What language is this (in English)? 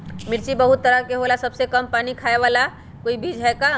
Magahi